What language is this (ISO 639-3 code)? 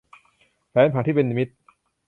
tha